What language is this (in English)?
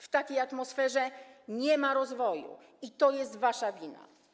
Polish